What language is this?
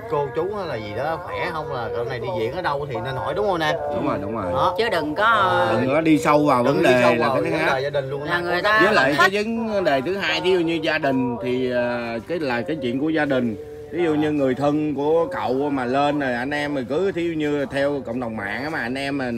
Vietnamese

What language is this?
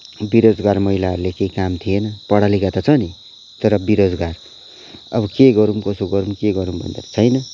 Nepali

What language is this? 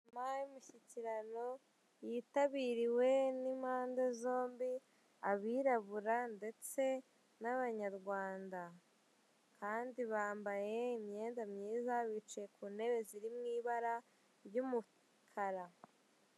Kinyarwanda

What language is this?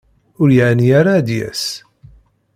Kabyle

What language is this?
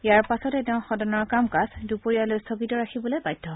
Assamese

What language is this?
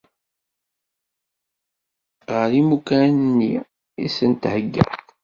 Kabyle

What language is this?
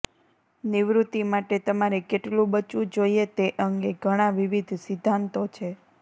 Gujarati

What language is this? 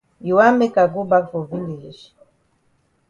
Cameroon Pidgin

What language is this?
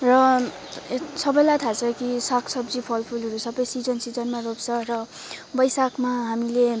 Nepali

